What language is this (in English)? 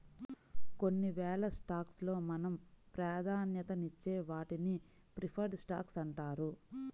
Telugu